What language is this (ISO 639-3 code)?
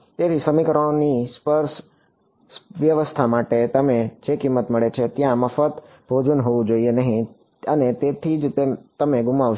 guj